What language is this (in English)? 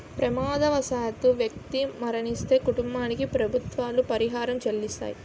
Telugu